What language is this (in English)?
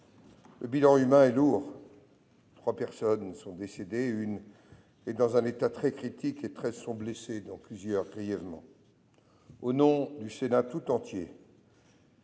French